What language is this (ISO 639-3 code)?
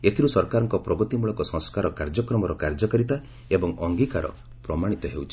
ori